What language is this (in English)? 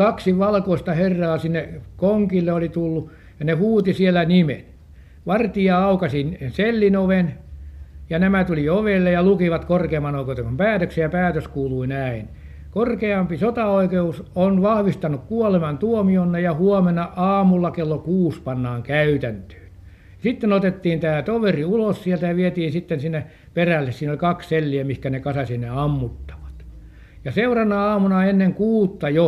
Finnish